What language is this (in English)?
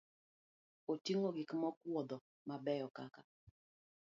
Luo (Kenya and Tanzania)